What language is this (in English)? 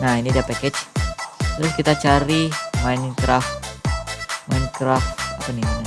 Indonesian